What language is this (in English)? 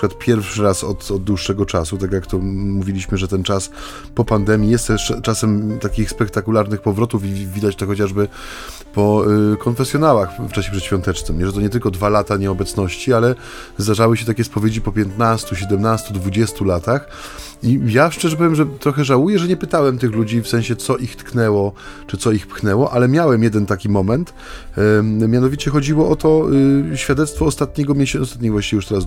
Polish